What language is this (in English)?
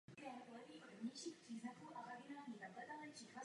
Czech